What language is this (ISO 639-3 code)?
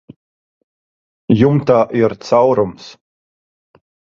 lav